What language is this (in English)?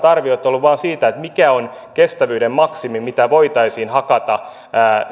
Finnish